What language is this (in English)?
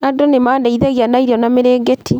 Kikuyu